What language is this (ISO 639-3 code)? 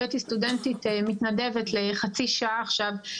heb